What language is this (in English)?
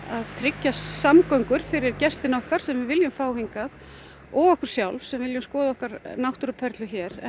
Icelandic